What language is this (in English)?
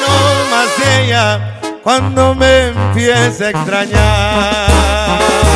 Spanish